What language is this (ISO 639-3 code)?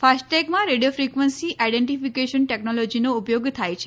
guj